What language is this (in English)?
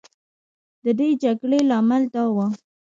Pashto